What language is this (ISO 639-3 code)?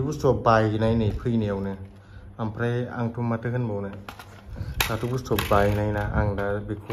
tha